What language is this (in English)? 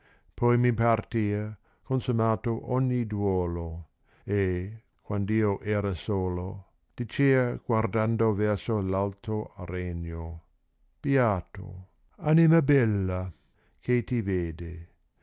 Italian